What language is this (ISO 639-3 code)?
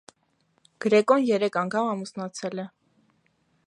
hye